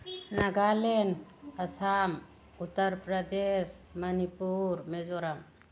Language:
Manipuri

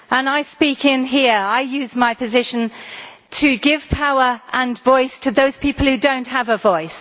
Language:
English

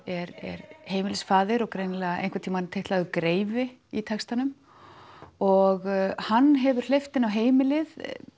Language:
Icelandic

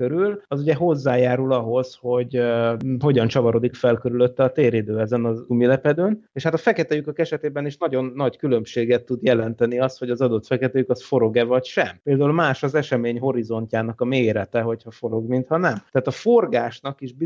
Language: Hungarian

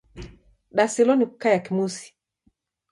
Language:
Taita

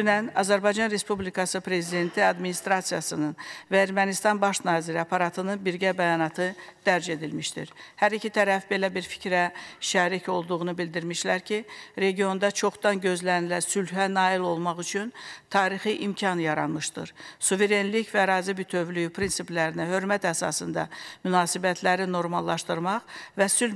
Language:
Turkish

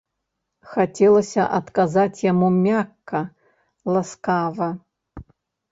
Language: Belarusian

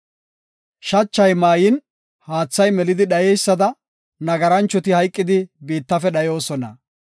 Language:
Gofa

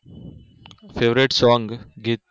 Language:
Gujarati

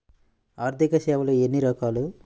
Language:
Telugu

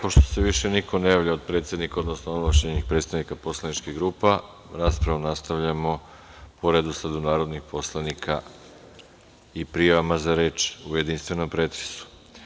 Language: Serbian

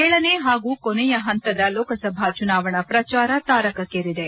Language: Kannada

